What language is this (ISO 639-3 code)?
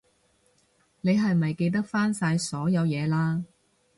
yue